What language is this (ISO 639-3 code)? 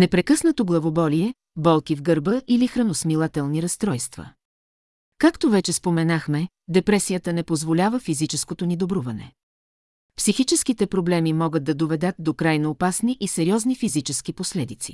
bul